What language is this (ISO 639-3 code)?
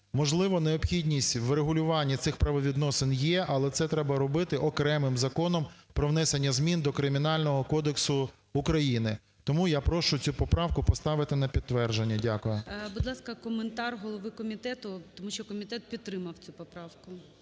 ukr